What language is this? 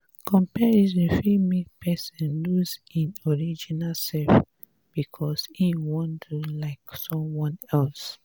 Nigerian Pidgin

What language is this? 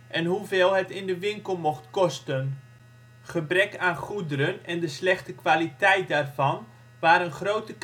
Dutch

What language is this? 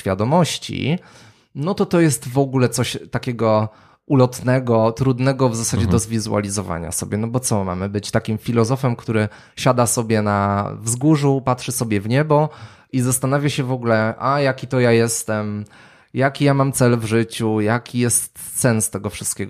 Polish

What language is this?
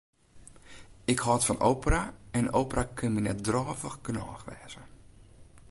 Western Frisian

